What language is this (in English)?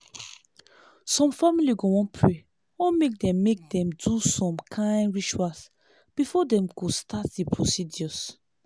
Nigerian Pidgin